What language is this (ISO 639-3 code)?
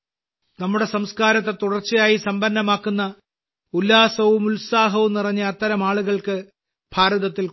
mal